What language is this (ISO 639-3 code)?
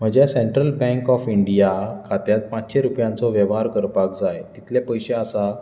kok